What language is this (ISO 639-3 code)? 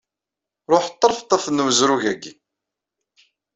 kab